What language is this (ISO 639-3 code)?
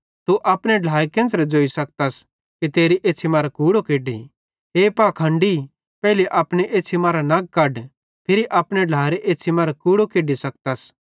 bhd